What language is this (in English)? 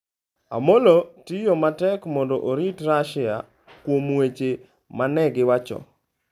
Luo (Kenya and Tanzania)